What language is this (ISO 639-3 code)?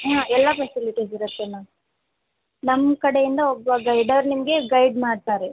kan